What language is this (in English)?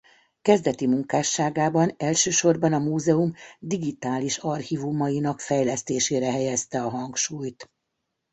Hungarian